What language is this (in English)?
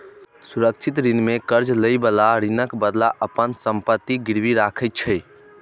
Maithili